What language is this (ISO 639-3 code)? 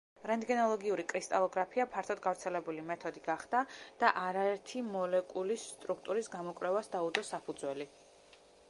kat